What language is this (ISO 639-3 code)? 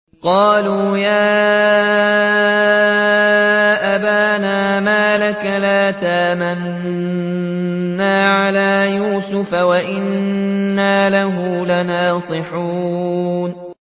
ara